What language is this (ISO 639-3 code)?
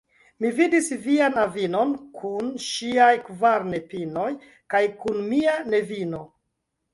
epo